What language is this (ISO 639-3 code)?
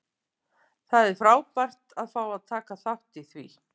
isl